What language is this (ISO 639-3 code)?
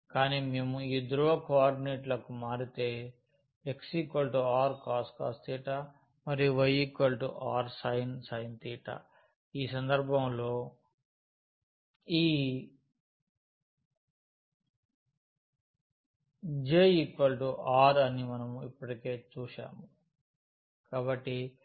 tel